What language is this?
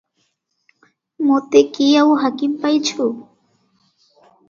Odia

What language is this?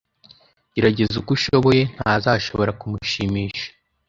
Kinyarwanda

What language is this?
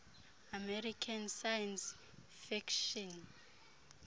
Xhosa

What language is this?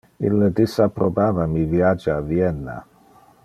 Interlingua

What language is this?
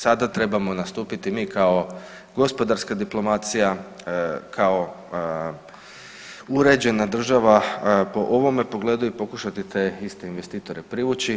Croatian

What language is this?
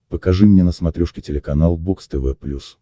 Russian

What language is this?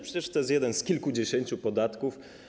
Polish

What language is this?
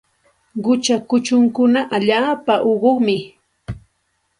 Santa Ana de Tusi Pasco Quechua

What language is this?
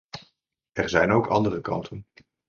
Dutch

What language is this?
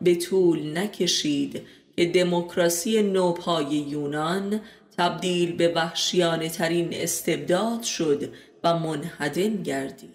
Persian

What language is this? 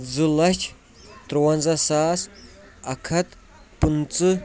Kashmiri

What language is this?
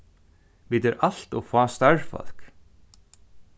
Faroese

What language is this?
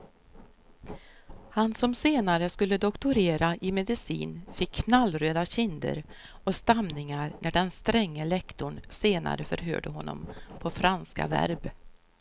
Swedish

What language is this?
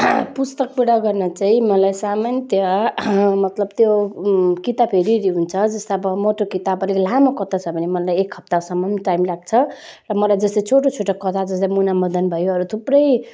Nepali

